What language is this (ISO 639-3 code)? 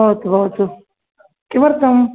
san